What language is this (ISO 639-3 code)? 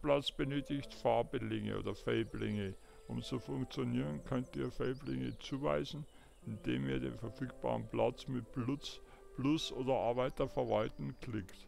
deu